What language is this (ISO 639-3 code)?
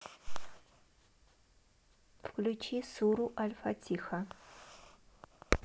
rus